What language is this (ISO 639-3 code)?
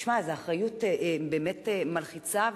heb